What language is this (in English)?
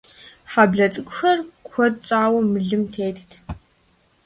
Kabardian